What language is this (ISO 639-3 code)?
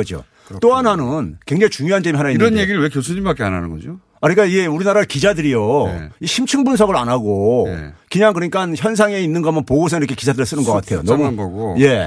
kor